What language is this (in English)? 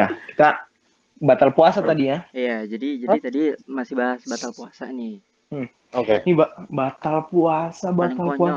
Indonesian